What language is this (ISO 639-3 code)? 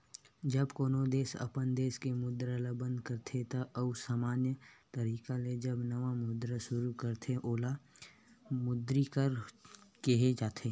hne